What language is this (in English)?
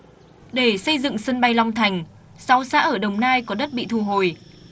Vietnamese